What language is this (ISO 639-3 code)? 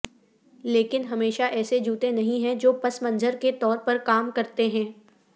urd